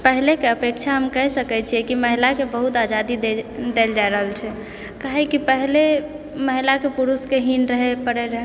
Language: Maithili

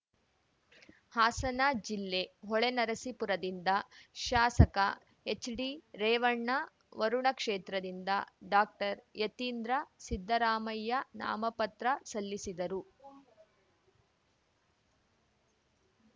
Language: Kannada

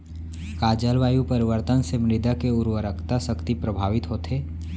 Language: Chhattisgarhi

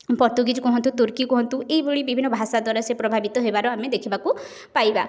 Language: Odia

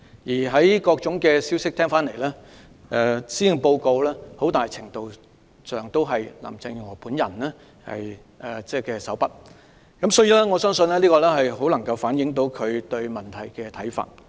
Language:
Cantonese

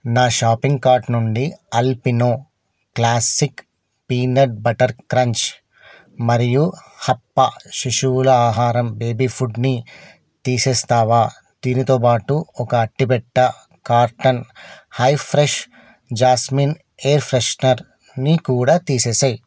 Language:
Telugu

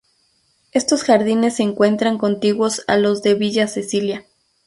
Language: Spanish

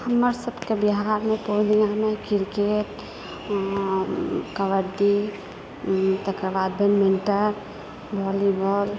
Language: Maithili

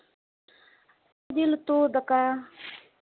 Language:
Santali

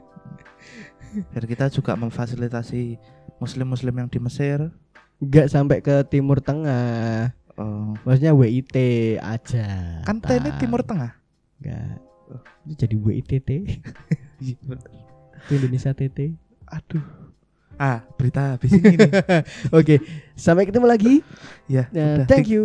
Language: Indonesian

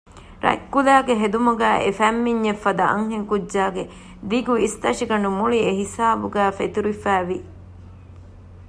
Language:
Divehi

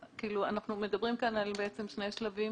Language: Hebrew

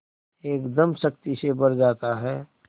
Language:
Hindi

